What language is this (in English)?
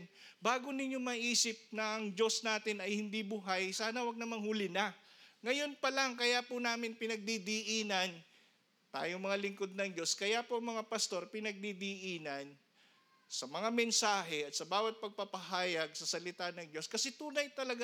Filipino